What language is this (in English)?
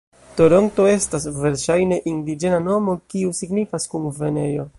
Esperanto